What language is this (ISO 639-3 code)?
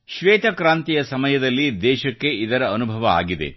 kan